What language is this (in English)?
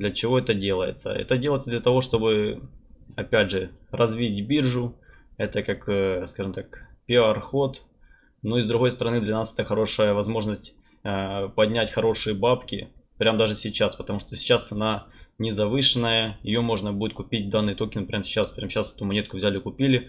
Russian